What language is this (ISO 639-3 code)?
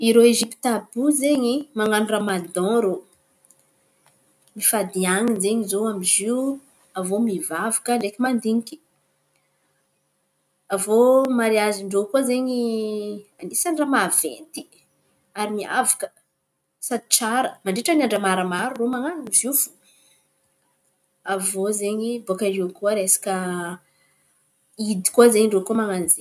xmv